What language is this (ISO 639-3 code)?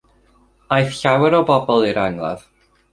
cym